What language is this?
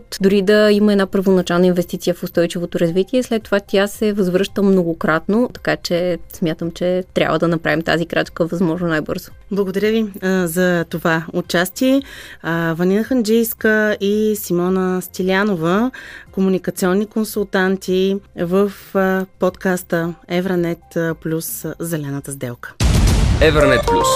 Bulgarian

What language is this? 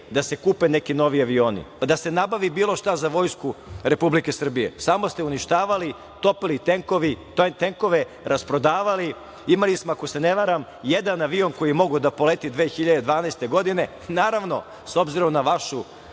Serbian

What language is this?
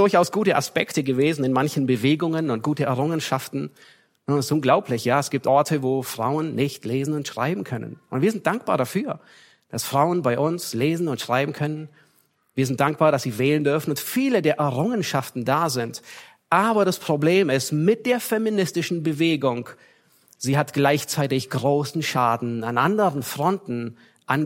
German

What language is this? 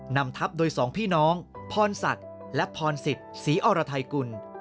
Thai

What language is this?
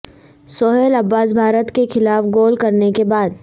Urdu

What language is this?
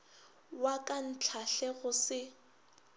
Northern Sotho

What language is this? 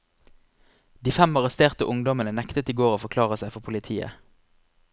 Norwegian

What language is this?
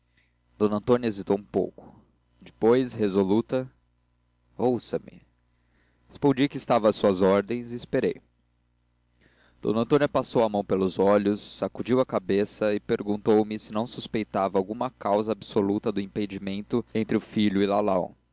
Portuguese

